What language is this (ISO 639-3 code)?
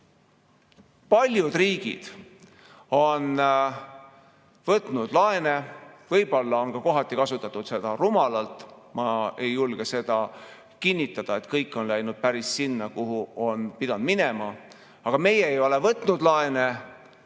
est